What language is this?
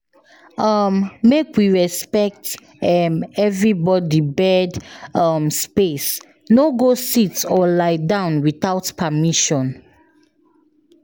Nigerian Pidgin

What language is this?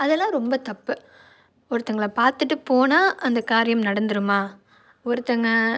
Tamil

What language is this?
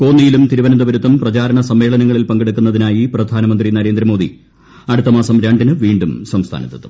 Malayalam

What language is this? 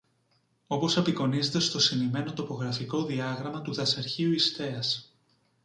Greek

